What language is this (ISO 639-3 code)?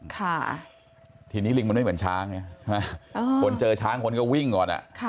tha